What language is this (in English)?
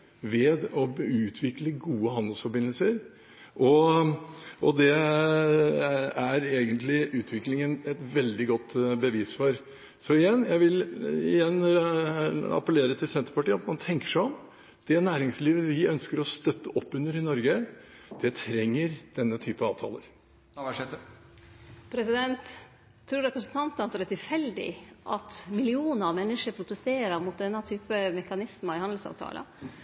Norwegian